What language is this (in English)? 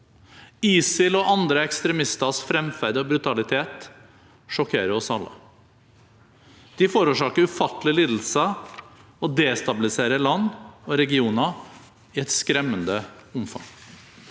Norwegian